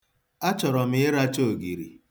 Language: Igbo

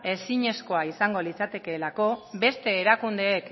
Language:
Basque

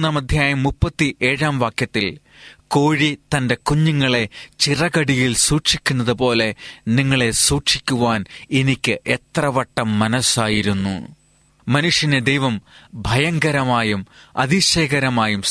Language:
Malayalam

